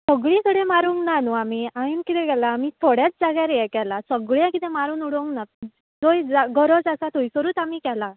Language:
Konkani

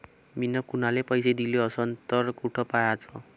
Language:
Marathi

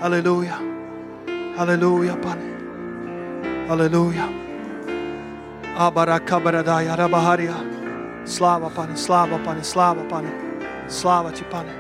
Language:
Slovak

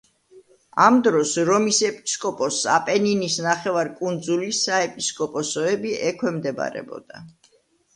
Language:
Georgian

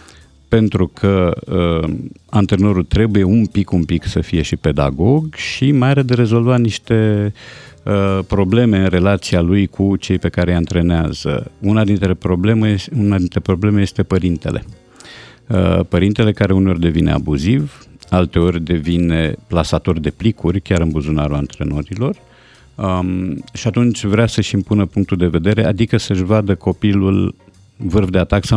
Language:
Romanian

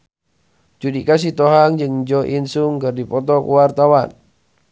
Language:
Sundanese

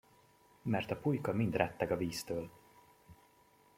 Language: Hungarian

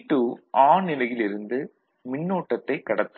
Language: Tamil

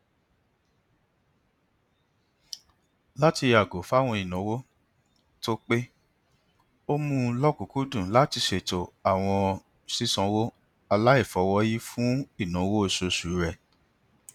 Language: Yoruba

